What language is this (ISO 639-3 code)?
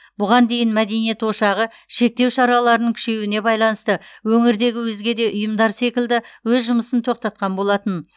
kaz